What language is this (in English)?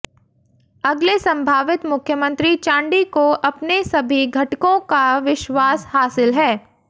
Hindi